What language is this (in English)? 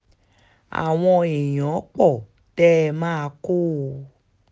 Yoruba